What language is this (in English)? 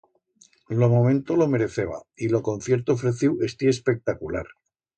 Aragonese